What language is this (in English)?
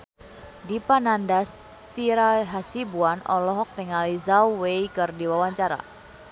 Sundanese